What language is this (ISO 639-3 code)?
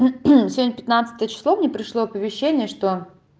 rus